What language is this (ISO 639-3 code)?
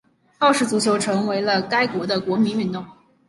zho